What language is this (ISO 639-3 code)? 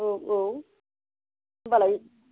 brx